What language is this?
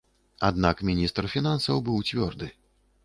Belarusian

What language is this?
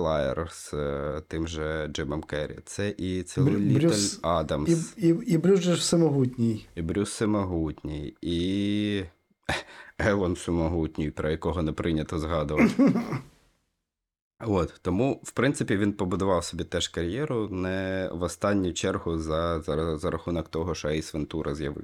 Ukrainian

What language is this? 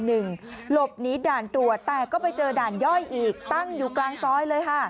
Thai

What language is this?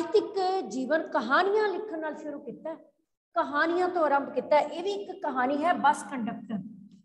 Hindi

